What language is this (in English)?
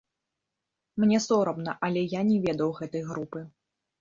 Belarusian